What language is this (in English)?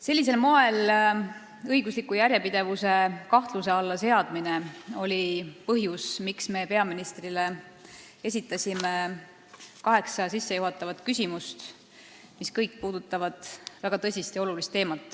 Estonian